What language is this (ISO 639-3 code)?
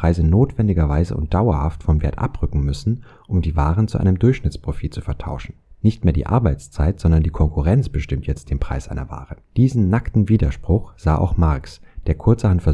deu